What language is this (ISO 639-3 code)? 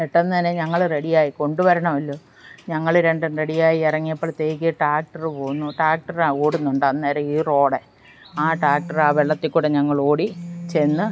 mal